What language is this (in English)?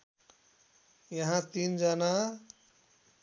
Nepali